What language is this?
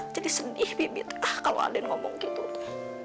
Indonesian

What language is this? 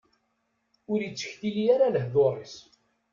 Kabyle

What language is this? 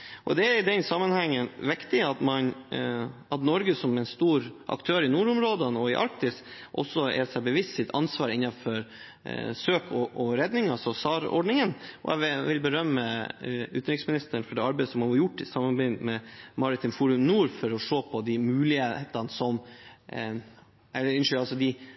Norwegian Bokmål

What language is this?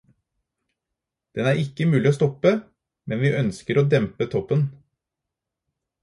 Norwegian Bokmål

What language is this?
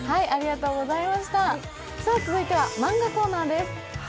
Japanese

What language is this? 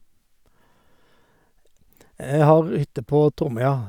Norwegian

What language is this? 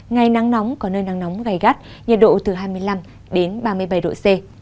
Vietnamese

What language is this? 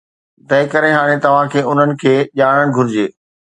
Sindhi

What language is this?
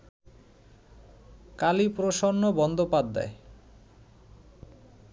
Bangla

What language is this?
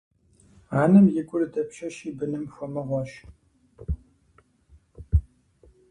Kabardian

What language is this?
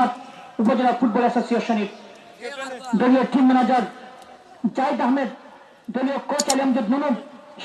Bangla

